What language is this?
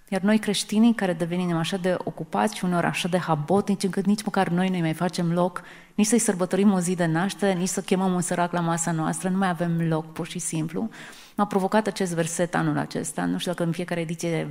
Romanian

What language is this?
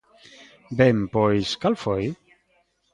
Galician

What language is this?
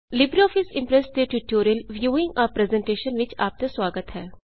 Punjabi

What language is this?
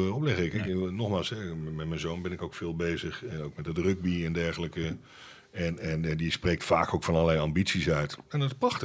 Dutch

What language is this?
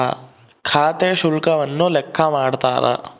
Kannada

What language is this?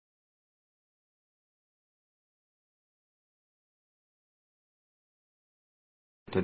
Kannada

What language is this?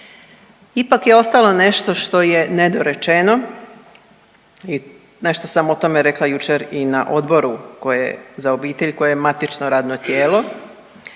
Croatian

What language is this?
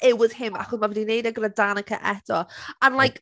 Welsh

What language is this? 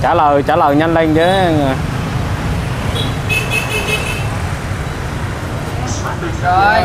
Vietnamese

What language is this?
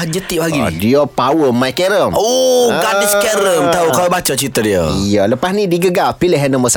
Malay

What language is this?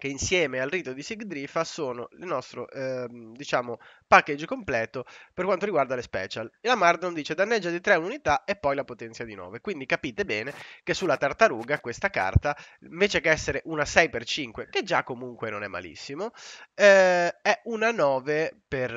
Italian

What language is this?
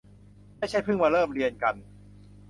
Thai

